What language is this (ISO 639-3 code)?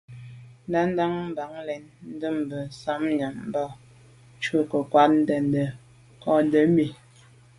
byv